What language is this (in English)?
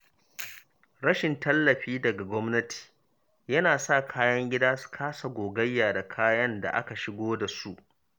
Hausa